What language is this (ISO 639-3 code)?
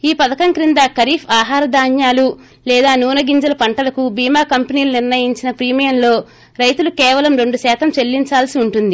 tel